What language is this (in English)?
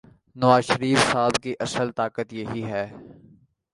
Urdu